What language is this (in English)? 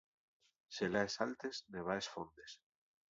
Asturian